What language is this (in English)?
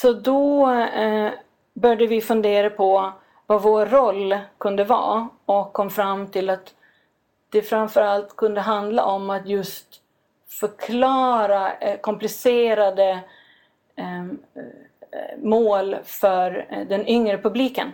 Swedish